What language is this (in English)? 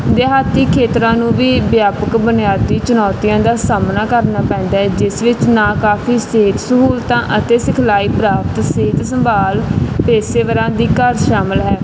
Punjabi